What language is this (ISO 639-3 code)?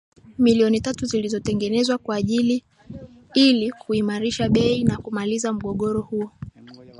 swa